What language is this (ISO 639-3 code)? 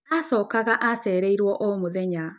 kik